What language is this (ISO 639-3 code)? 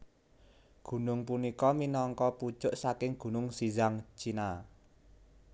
jav